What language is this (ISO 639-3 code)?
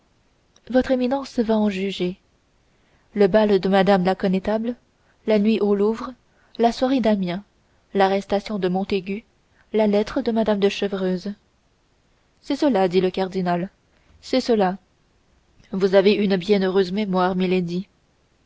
fra